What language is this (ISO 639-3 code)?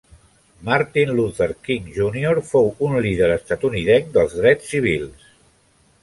cat